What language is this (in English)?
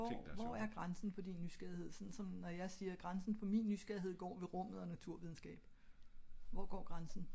Danish